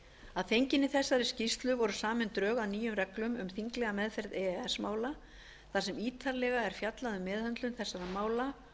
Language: Icelandic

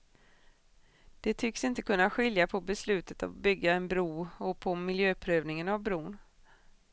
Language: Swedish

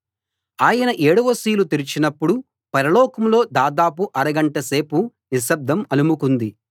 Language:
Telugu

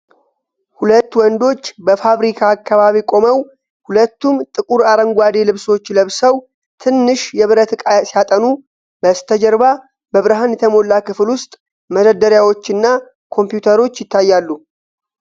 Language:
Amharic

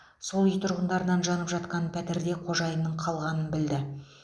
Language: Kazakh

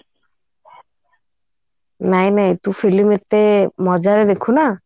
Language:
Odia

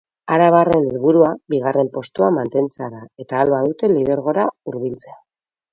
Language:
Basque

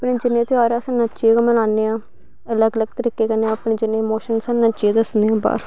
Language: Dogri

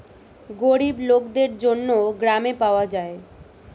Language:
Bangla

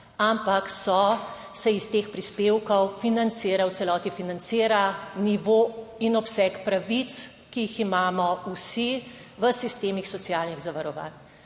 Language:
Slovenian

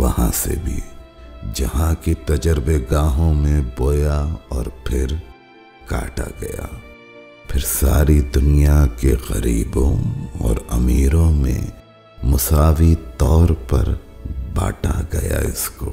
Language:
Urdu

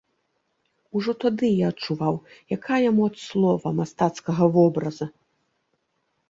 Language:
Belarusian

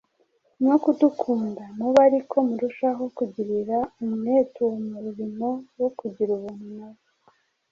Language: Kinyarwanda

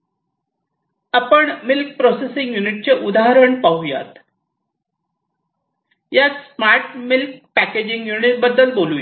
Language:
Marathi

